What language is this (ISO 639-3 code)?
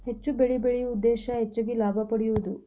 kan